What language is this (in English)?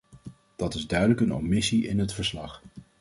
Dutch